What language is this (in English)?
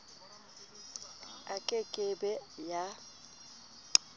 Southern Sotho